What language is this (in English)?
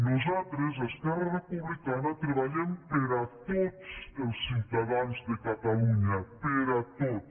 Catalan